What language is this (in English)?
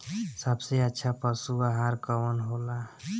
Bhojpuri